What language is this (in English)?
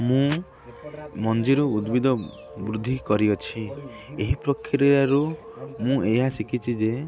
Odia